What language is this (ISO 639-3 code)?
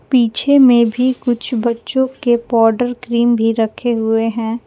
hin